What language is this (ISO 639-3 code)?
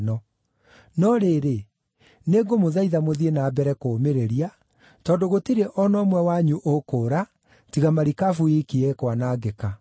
kik